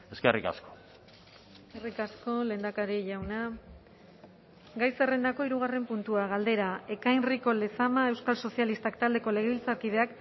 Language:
Basque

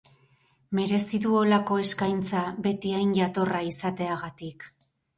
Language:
Basque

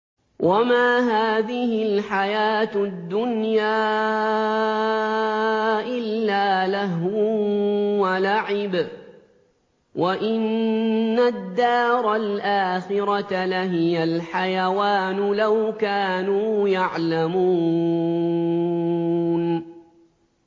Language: Arabic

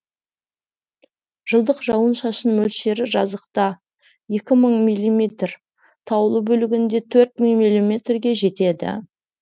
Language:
Kazakh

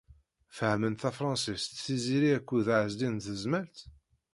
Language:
Kabyle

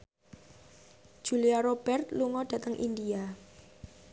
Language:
Javanese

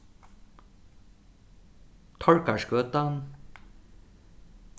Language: Faroese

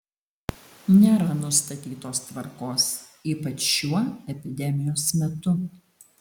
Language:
Lithuanian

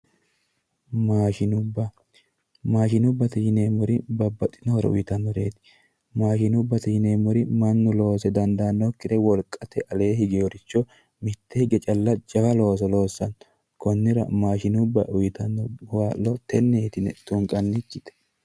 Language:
Sidamo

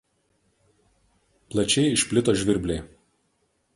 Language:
Lithuanian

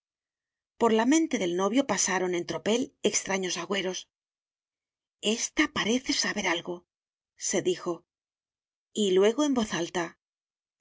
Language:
Spanish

